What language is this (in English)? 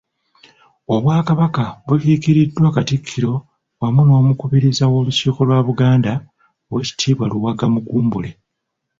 Ganda